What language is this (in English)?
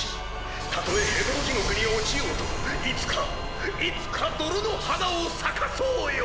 Japanese